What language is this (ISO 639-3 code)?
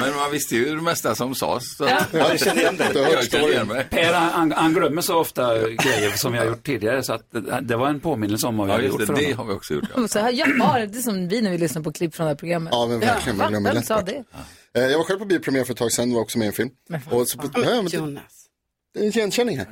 swe